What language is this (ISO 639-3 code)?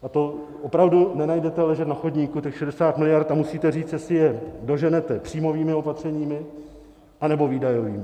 ces